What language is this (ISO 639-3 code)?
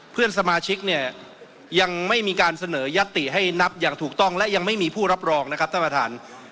tha